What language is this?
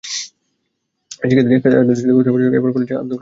Bangla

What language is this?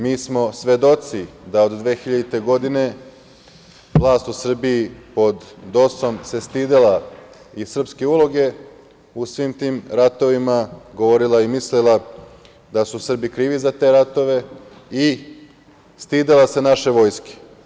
Serbian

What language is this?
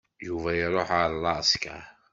Kabyle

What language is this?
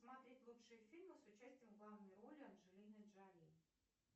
Russian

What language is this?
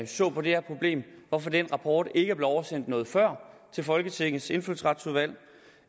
Danish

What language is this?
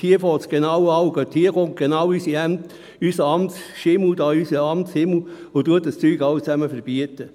Swiss German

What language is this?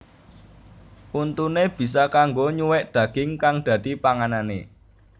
Javanese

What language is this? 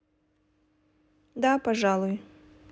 Russian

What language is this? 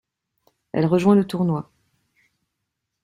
French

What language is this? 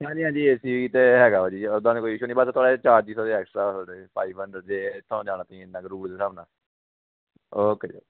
Punjabi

